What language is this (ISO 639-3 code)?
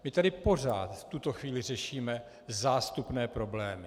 ces